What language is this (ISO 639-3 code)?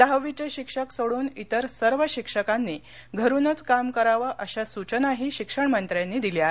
mar